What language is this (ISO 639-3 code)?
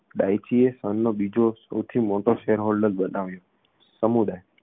guj